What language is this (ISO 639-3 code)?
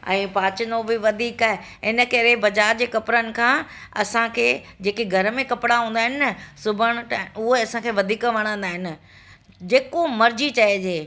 snd